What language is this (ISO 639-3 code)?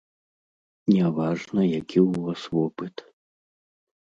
bel